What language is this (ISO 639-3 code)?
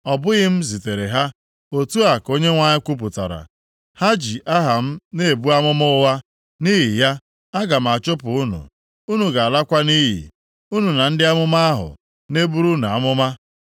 ibo